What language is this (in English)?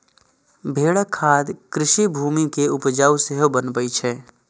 Maithili